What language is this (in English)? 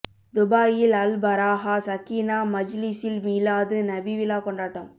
Tamil